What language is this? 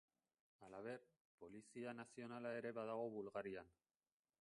Basque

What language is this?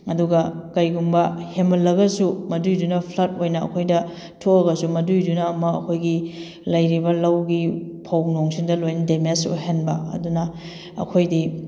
Manipuri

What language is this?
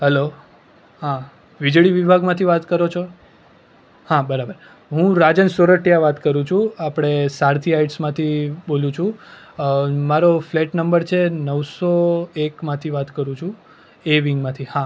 Gujarati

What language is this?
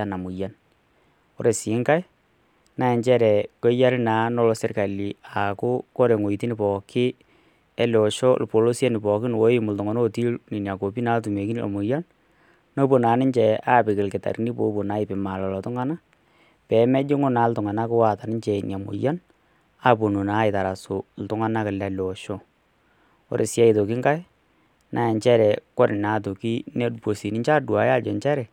Masai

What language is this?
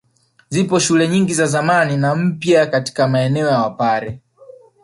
Swahili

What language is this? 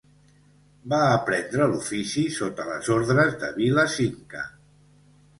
Catalan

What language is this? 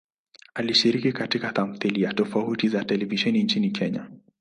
Swahili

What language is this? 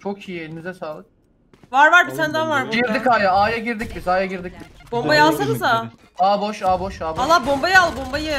Turkish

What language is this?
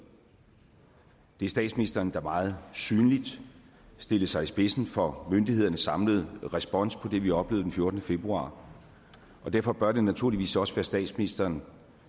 Danish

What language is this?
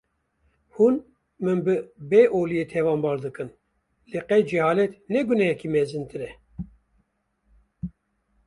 Kurdish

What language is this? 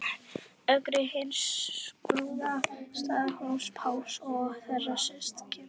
Icelandic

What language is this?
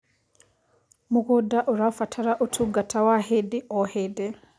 Kikuyu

